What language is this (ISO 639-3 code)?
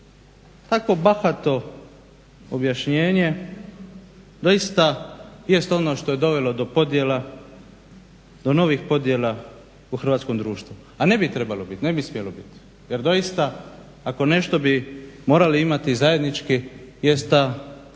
hrv